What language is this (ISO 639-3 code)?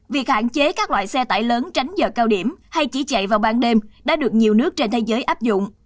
vie